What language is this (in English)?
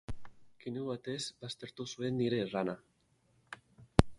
Basque